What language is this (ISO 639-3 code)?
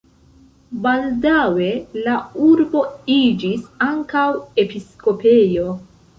epo